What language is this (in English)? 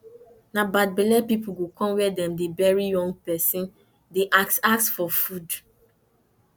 Nigerian Pidgin